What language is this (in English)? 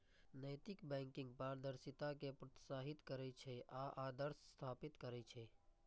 Maithili